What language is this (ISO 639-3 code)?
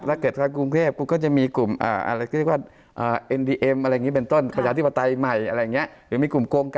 tha